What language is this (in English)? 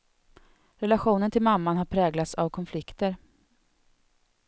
Swedish